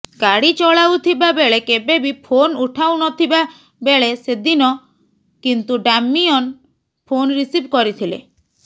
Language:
Odia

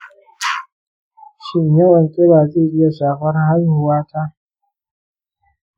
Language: Hausa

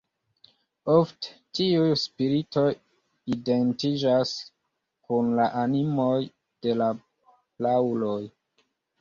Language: Esperanto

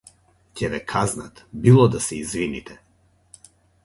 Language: Macedonian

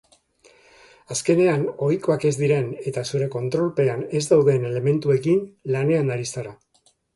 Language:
Basque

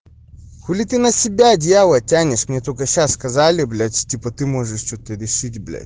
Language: Russian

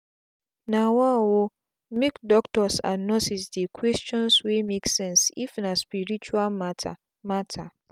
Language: Nigerian Pidgin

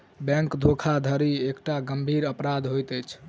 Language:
Maithili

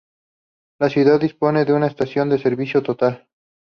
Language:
Spanish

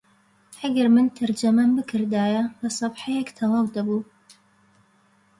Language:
Central Kurdish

